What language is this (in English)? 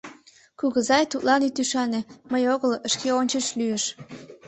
Mari